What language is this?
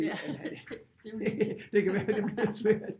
Danish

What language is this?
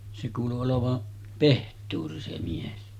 Finnish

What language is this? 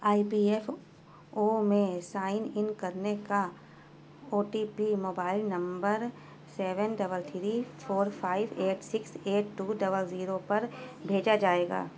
Urdu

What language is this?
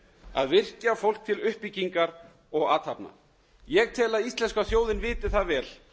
Icelandic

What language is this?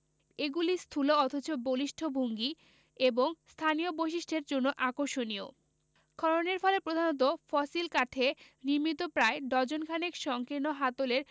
Bangla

